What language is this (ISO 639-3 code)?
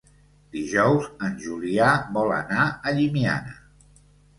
cat